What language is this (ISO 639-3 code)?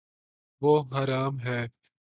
urd